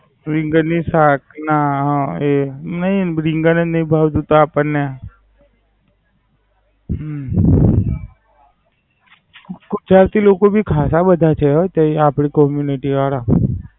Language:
Gujarati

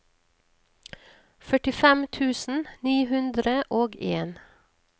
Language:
Norwegian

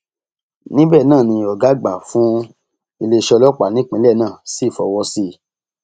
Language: Yoruba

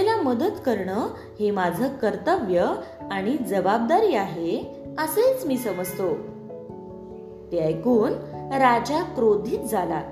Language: Marathi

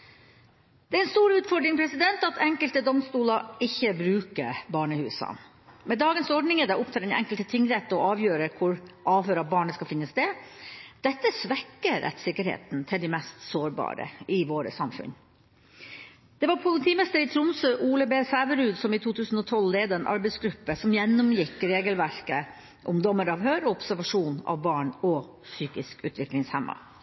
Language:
Norwegian Bokmål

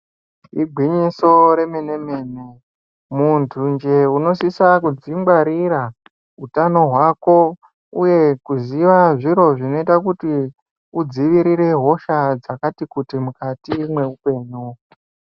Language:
Ndau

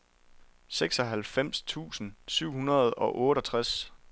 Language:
Danish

